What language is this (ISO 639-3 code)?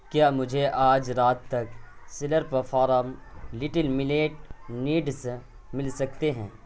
urd